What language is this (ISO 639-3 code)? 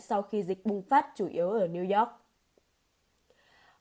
vie